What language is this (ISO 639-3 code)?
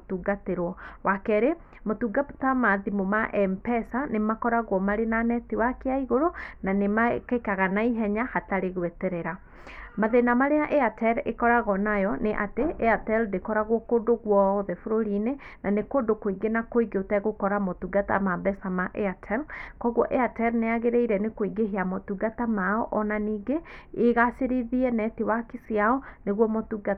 kik